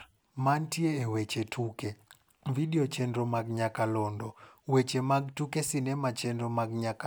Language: Luo (Kenya and Tanzania)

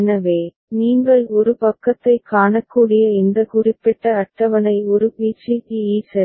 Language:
Tamil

